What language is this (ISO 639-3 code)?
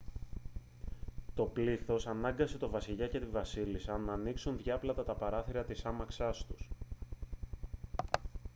ell